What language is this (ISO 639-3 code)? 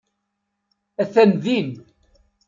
kab